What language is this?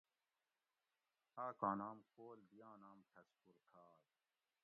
Gawri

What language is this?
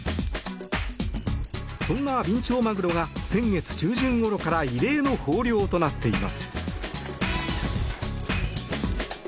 Japanese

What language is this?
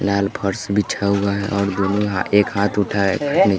Hindi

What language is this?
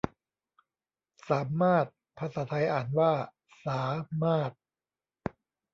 Thai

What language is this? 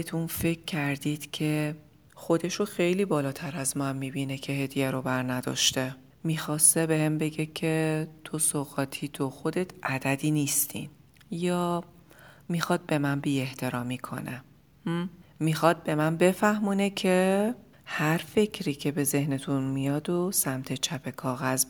Persian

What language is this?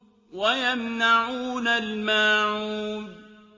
Arabic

